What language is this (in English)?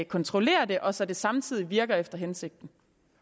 Danish